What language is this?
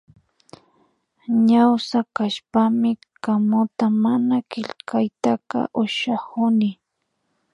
Imbabura Highland Quichua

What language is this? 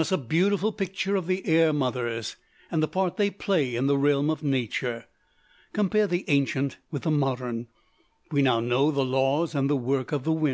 English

